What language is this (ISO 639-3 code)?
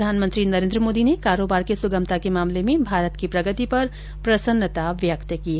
hin